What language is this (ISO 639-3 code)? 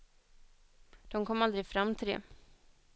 swe